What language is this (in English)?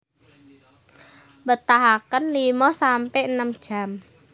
Javanese